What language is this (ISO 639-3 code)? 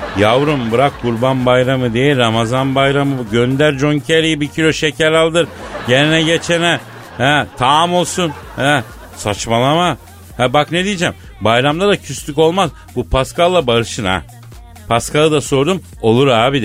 tur